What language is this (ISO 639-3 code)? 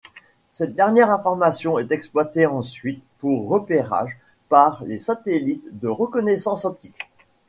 fra